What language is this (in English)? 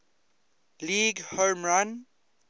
English